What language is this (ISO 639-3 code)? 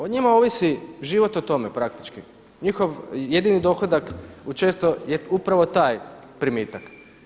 hrv